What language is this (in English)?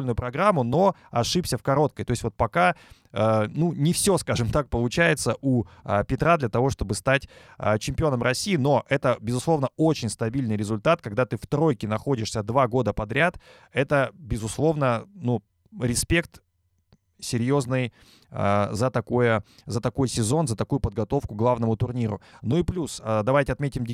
Russian